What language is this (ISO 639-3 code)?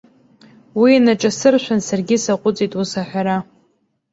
abk